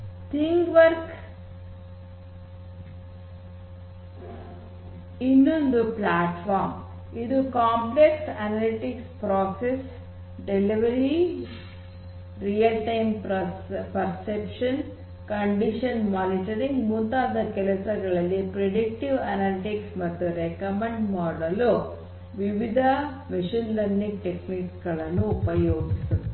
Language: Kannada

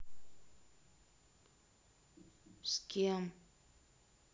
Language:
Russian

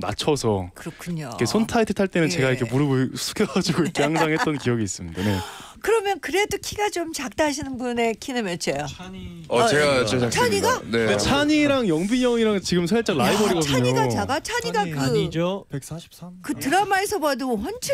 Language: Korean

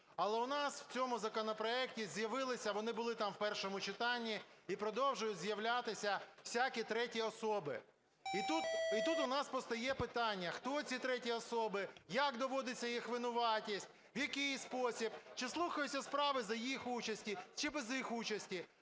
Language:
Ukrainian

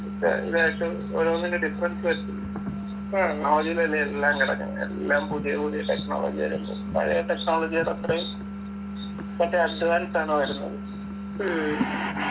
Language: Malayalam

